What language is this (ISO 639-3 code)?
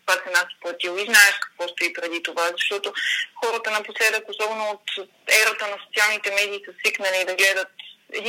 bul